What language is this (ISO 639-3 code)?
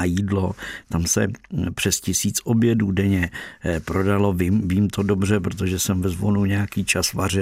ces